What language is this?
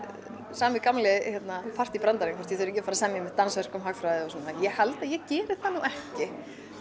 Icelandic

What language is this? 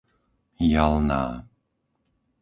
Slovak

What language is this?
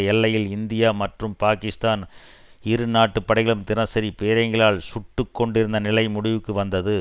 Tamil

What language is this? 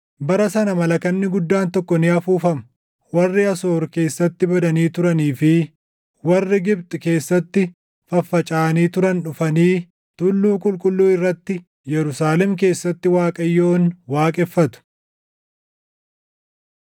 Oromo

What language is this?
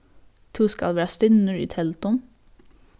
Faroese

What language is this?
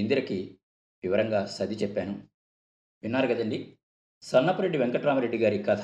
Telugu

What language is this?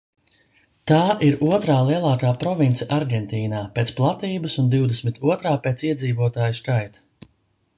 Latvian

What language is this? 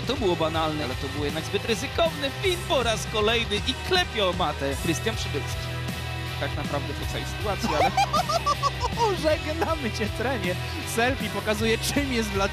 Polish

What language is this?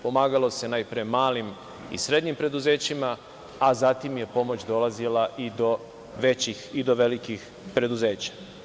Serbian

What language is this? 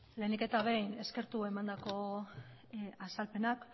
Basque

